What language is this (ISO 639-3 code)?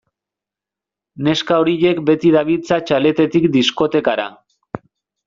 eus